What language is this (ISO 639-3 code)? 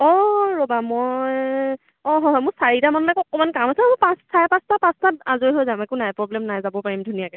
asm